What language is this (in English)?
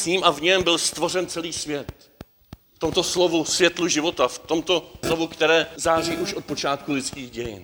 Czech